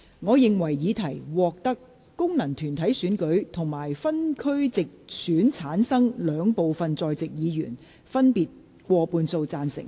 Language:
Cantonese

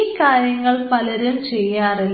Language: Malayalam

